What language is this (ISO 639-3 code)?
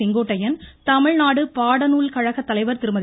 tam